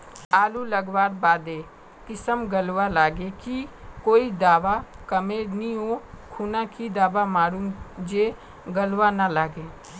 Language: Magahi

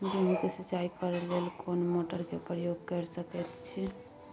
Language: Maithili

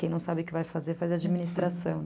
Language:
Portuguese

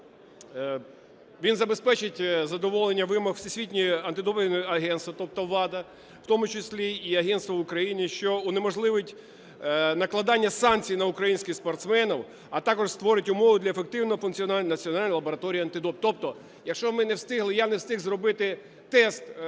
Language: Ukrainian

